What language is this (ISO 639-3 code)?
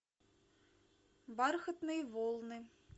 rus